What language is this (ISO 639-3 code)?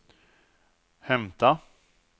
swe